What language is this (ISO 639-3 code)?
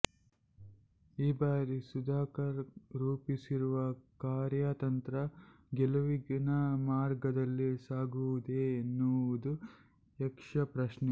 kan